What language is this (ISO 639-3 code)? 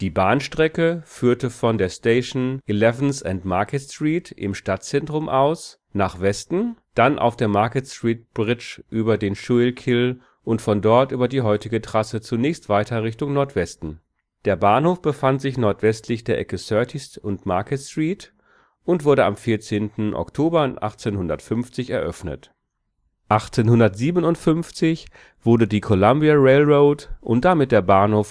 deu